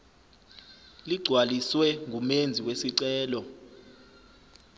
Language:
Zulu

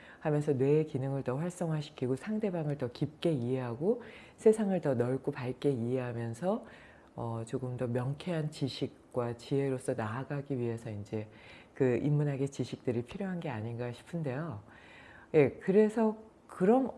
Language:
Korean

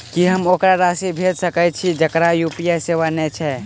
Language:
Maithili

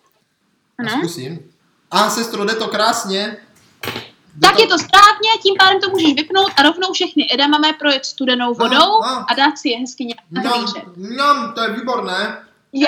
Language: Czech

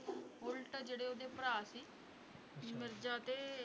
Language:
Punjabi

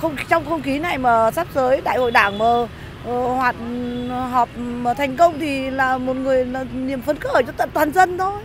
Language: Vietnamese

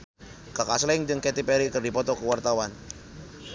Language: Sundanese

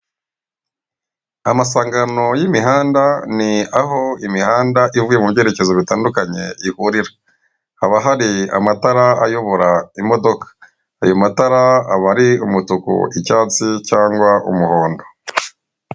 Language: Kinyarwanda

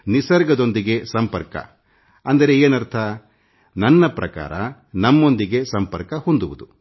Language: Kannada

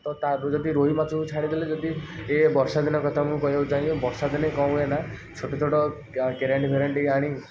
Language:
Odia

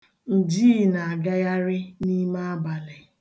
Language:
Igbo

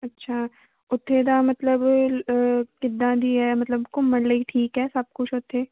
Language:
Punjabi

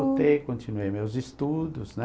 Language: Portuguese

